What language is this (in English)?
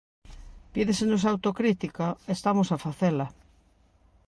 Galician